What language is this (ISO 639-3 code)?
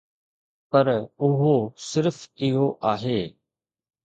snd